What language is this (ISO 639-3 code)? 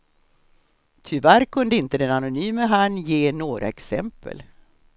swe